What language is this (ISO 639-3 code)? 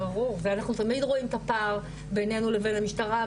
heb